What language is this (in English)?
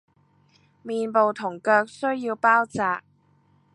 Cantonese